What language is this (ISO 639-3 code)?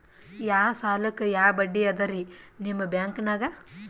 kan